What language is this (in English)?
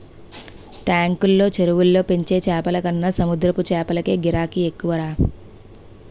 Telugu